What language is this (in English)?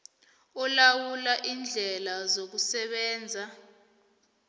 South Ndebele